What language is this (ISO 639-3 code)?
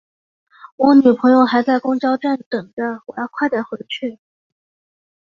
zho